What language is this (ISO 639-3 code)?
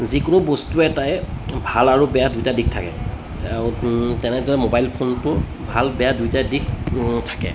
asm